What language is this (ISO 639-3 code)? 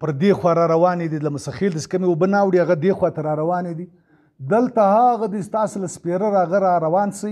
ron